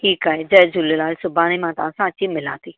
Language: Sindhi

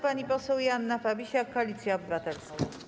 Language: Polish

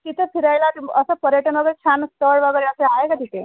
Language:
Marathi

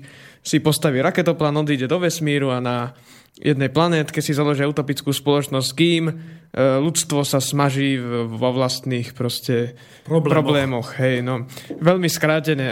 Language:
Slovak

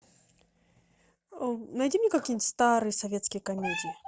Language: Russian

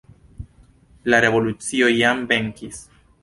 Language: Esperanto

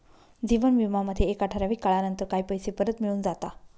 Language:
Marathi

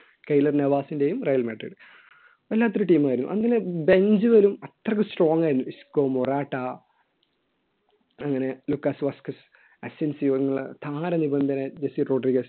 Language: Malayalam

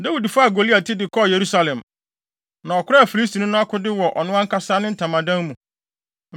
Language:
Akan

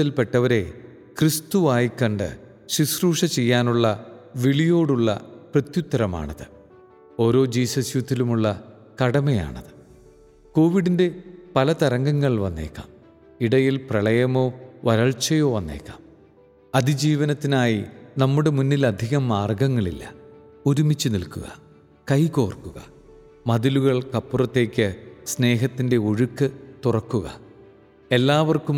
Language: Malayalam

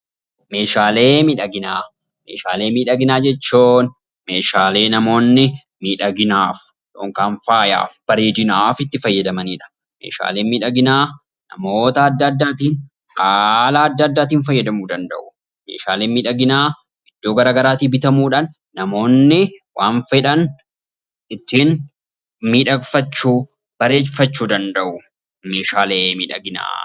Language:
Oromo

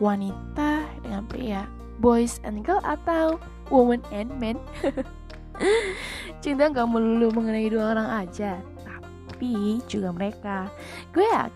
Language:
Malay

